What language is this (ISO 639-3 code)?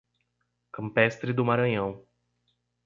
por